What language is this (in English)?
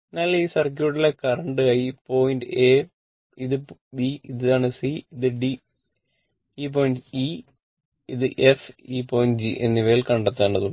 Malayalam